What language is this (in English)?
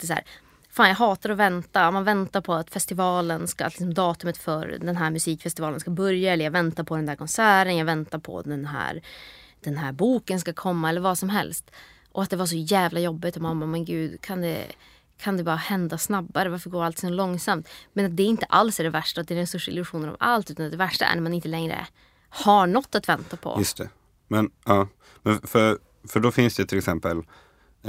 Swedish